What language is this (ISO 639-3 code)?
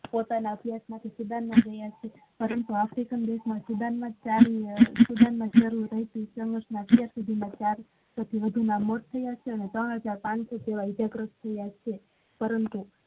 guj